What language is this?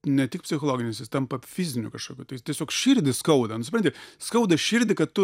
Lithuanian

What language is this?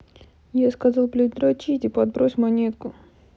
Russian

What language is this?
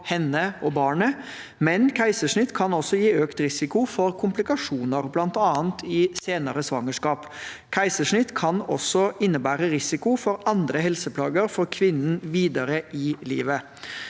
Norwegian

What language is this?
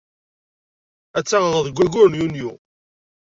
Kabyle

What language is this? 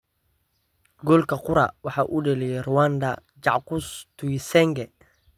Somali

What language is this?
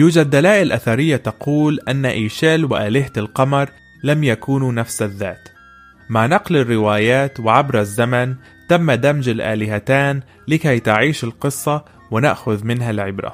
Arabic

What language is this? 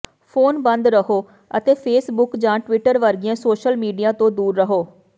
Punjabi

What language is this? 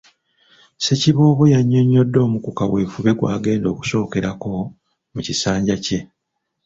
Ganda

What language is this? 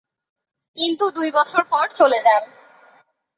Bangla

